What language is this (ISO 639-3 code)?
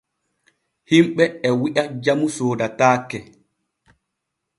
fue